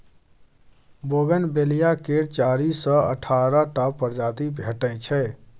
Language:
Maithili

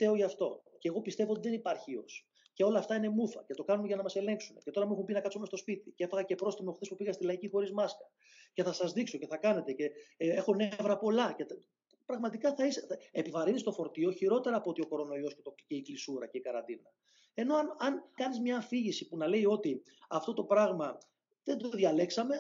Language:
Greek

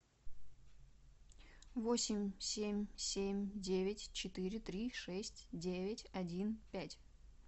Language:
Russian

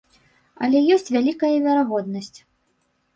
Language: Belarusian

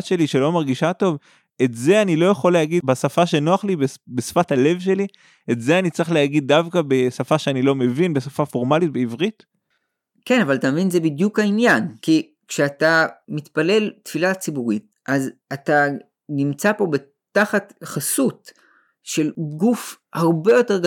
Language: Hebrew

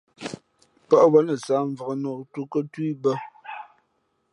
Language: Fe'fe'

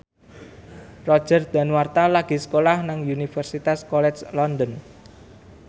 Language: Javanese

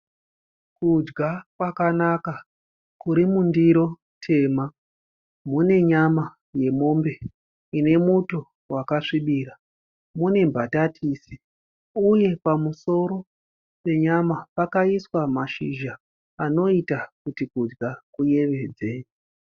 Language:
Shona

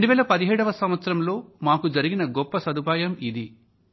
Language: Telugu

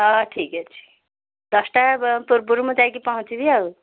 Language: Odia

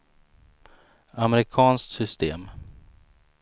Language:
Swedish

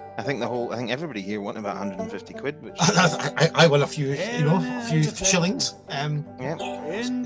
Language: English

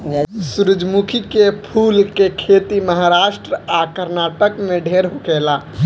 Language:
Bhojpuri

